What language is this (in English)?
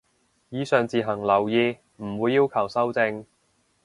Cantonese